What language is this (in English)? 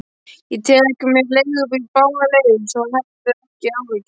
Icelandic